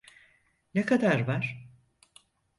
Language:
Turkish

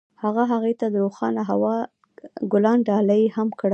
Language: Pashto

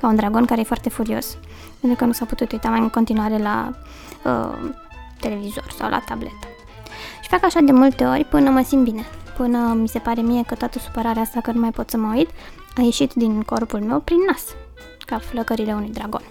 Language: Romanian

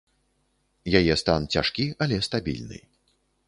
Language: Belarusian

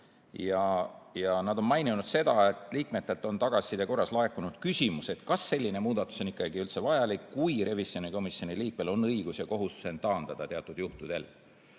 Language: Estonian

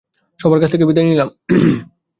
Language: Bangla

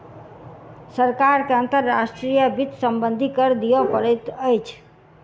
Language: Maithili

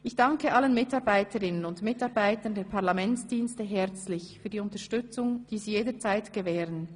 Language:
Swiss German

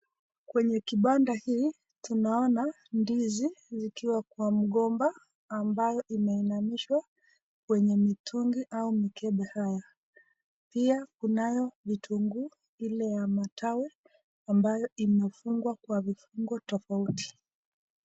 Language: Swahili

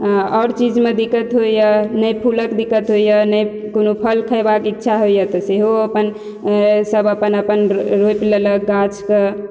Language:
Maithili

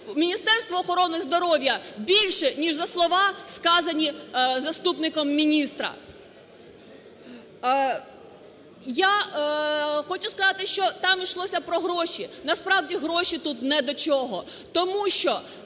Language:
Ukrainian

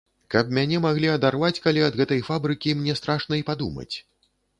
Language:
Belarusian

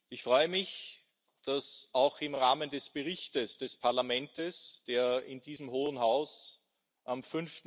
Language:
German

